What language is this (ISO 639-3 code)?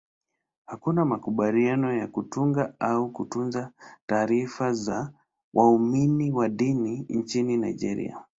swa